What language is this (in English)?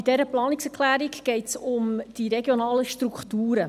Swiss German